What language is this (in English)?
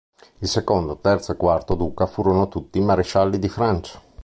Italian